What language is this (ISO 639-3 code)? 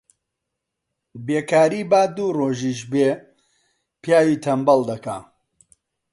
ckb